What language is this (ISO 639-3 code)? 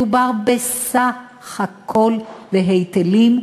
heb